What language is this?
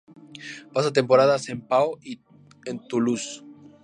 Spanish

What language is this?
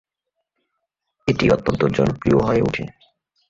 Bangla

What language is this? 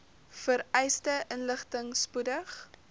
Afrikaans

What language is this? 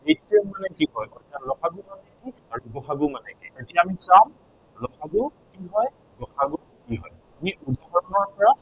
Assamese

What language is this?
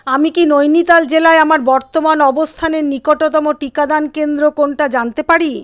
Bangla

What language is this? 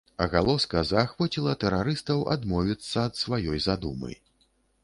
Belarusian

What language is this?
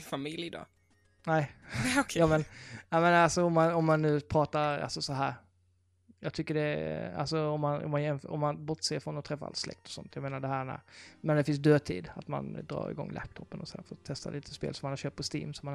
Swedish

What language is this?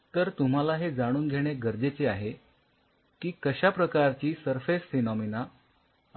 Marathi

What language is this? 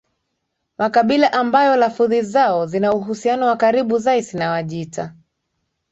Swahili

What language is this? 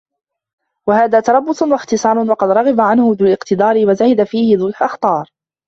Arabic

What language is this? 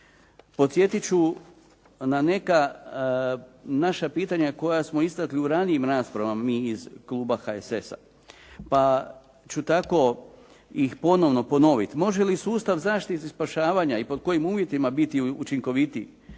Croatian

